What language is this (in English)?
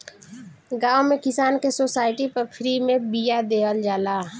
Bhojpuri